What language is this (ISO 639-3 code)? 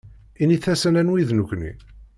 kab